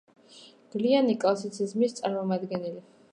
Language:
Georgian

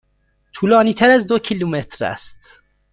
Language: Persian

